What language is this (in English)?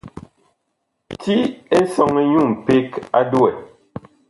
Bakoko